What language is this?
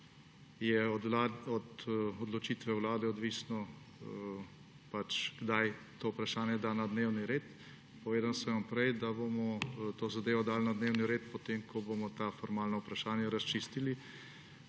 Slovenian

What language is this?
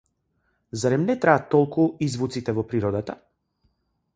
Macedonian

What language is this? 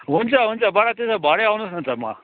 Nepali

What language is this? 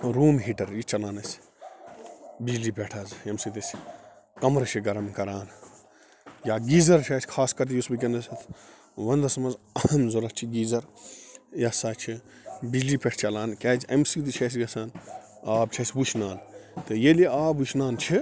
Kashmiri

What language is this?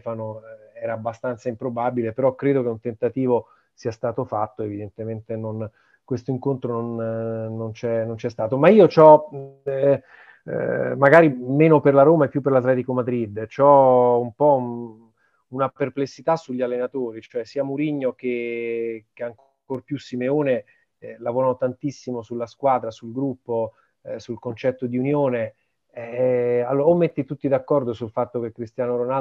Italian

